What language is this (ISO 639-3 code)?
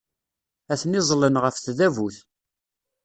kab